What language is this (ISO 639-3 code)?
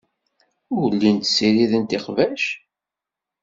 kab